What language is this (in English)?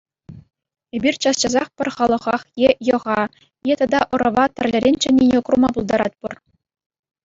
Chuvash